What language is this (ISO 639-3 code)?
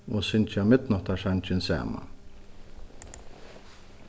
fao